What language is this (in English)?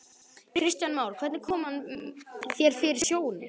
Icelandic